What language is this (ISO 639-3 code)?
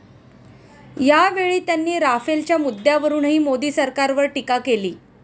mar